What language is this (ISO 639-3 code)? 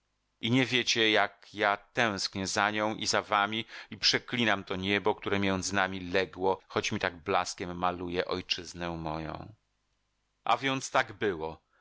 pol